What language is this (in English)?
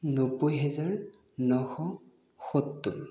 Assamese